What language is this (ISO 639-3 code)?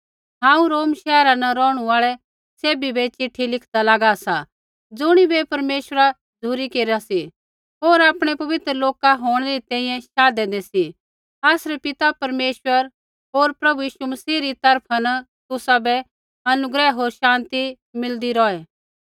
kfx